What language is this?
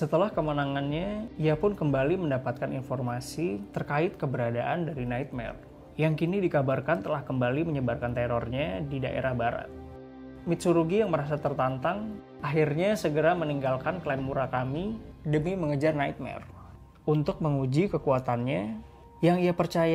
Indonesian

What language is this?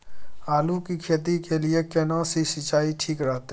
Maithili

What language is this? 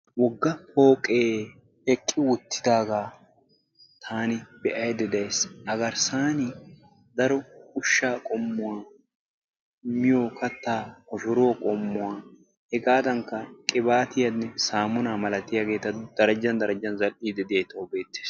Wolaytta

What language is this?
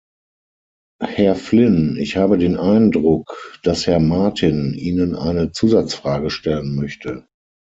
German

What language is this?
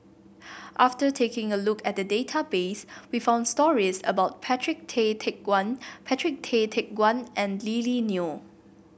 English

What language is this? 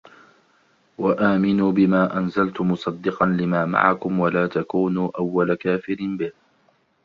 Arabic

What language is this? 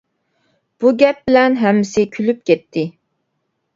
Uyghur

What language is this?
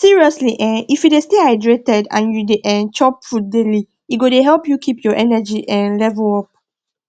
Nigerian Pidgin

